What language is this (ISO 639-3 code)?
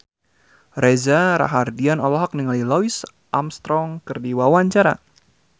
sun